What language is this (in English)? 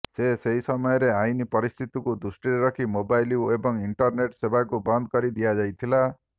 Odia